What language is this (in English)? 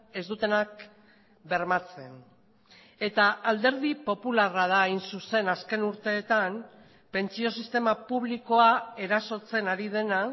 Basque